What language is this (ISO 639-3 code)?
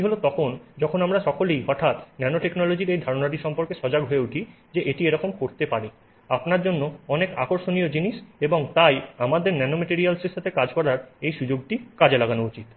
ben